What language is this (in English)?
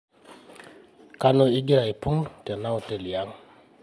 Masai